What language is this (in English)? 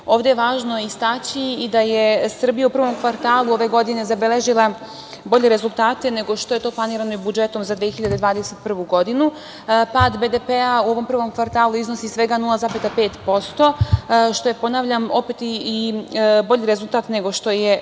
Serbian